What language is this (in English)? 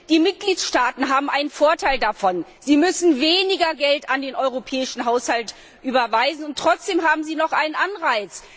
German